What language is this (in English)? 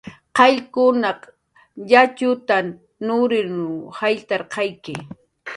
Jaqaru